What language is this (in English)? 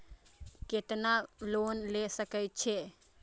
Maithili